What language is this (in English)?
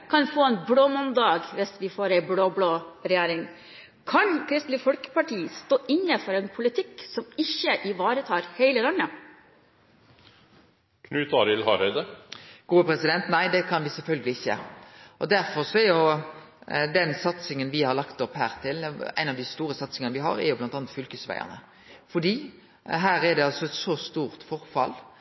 Norwegian